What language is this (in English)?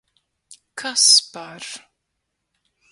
Latvian